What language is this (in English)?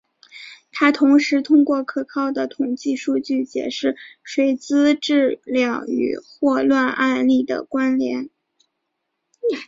Chinese